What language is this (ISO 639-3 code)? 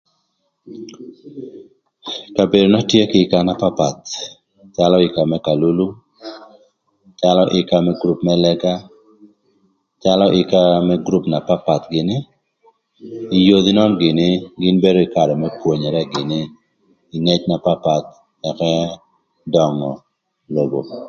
lth